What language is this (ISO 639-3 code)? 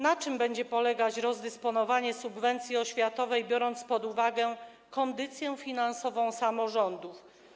pol